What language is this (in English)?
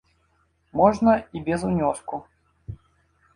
Belarusian